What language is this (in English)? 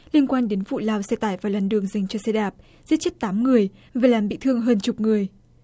Vietnamese